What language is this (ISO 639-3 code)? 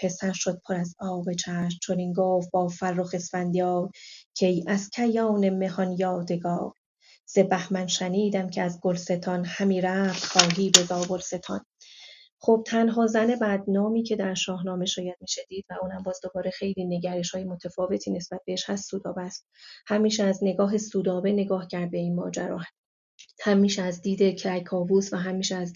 fas